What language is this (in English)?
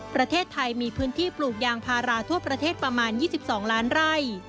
Thai